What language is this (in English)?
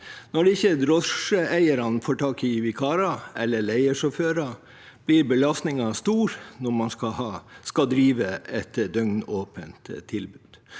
Norwegian